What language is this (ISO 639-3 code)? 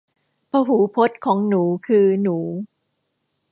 tha